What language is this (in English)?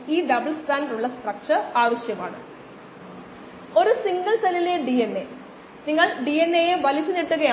Malayalam